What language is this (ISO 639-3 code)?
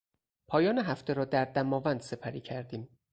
fas